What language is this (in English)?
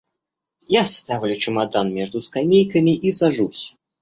Russian